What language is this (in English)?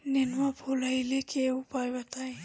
Bhojpuri